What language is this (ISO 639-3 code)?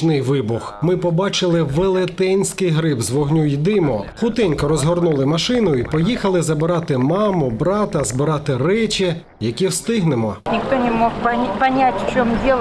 ukr